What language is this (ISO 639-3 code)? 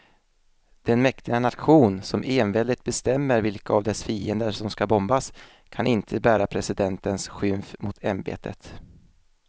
swe